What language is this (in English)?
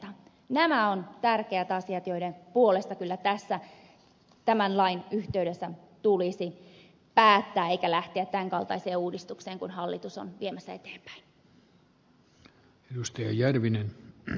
Finnish